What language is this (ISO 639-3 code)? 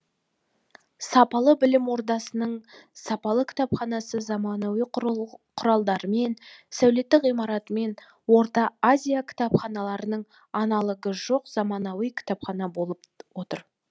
kaz